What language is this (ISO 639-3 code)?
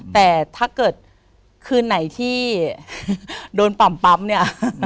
tha